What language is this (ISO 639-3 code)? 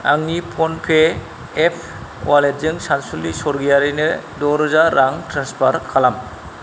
brx